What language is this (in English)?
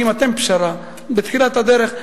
Hebrew